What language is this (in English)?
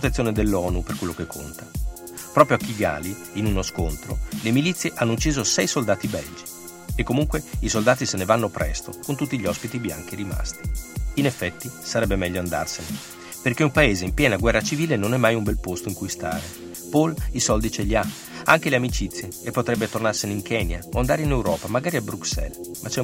Italian